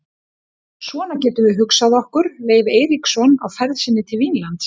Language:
Icelandic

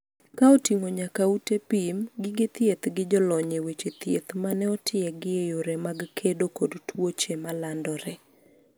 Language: Luo (Kenya and Tanzania)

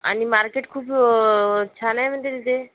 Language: Marathi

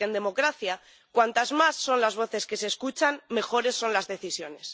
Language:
Spanish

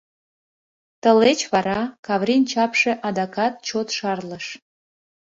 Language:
Mari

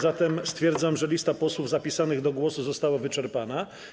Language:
Polish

